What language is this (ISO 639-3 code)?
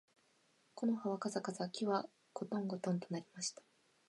jpn